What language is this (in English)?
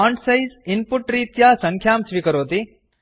Sanskrit